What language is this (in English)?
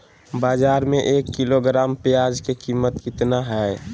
Magahi